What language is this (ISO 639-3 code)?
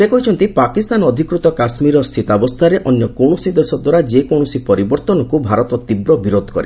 ori